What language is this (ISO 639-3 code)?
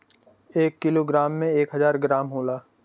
bho